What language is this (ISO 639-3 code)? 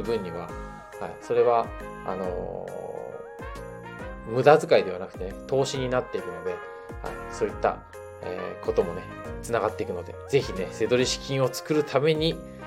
jpn